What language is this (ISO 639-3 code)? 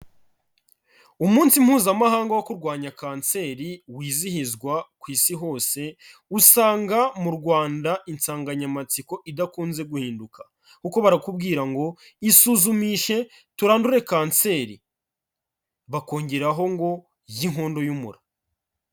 kin